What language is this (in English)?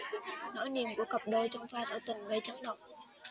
Vietnamese